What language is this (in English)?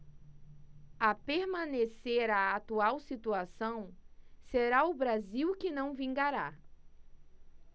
Portuguese